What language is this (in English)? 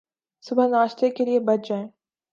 Urdu